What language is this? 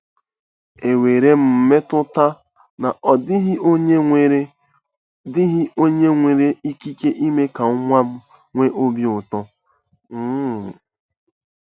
Igbo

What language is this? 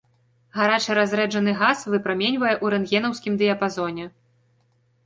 Belarusian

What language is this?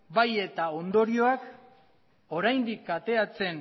Basque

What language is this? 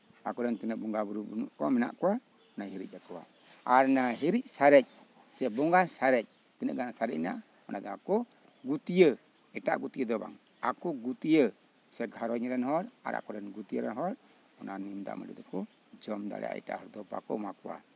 Santali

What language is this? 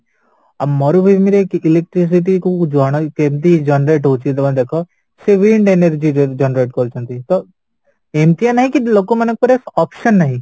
Odia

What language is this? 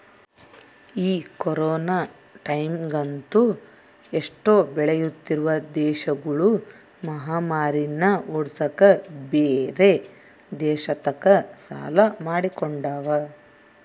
Kannada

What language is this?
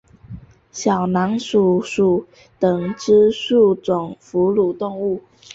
Chinese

